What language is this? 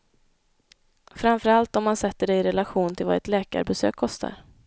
Swedish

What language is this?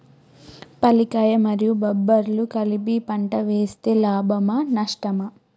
Telugu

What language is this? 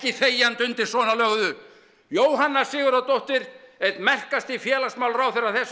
Icelandic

